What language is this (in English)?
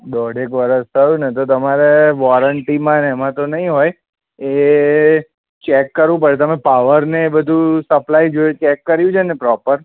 Gujarati